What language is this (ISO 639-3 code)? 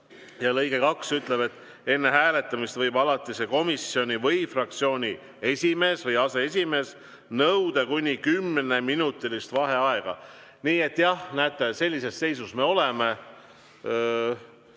est